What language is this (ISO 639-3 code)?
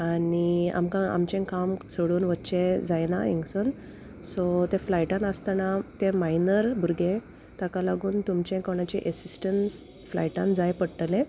kok